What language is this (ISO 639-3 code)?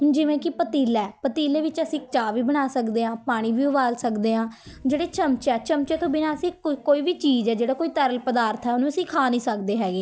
pan